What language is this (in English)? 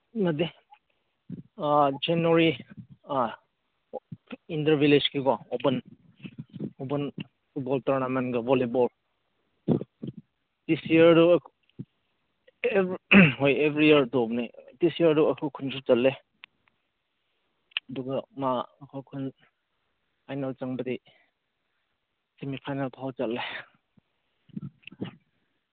Manipuri